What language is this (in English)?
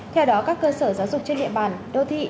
Vietnamese